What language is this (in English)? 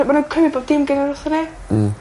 Welsh